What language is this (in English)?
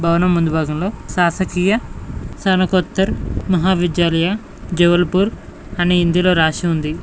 Telugu